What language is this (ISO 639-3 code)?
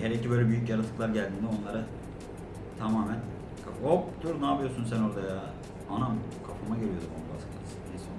tur